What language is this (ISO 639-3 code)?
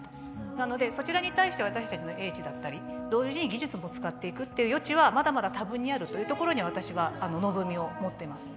jpn